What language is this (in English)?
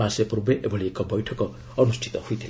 Odia